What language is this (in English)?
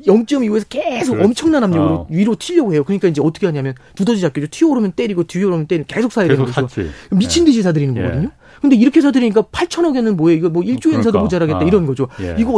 Korean